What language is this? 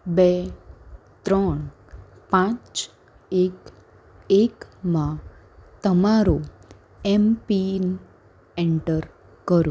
Gujarati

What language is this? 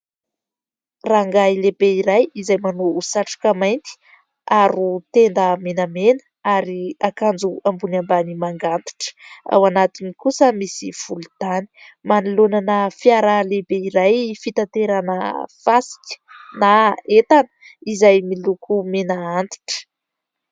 Malagasy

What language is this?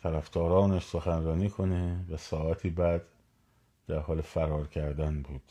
Persian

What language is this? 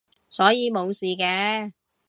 Cantonese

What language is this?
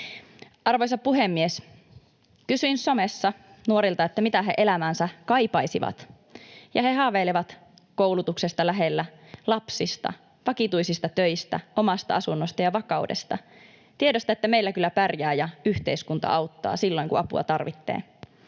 Finnish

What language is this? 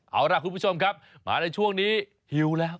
Thai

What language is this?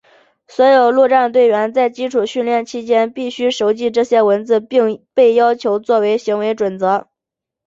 Chinese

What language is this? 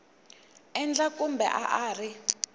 Tsonga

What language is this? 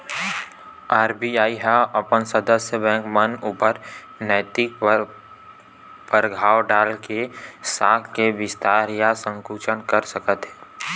Chhattisgarhi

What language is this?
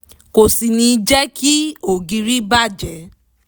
Yoruba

